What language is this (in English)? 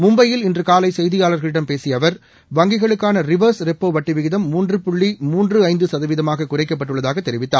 Tamil